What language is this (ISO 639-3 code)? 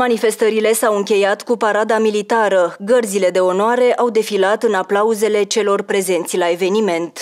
ron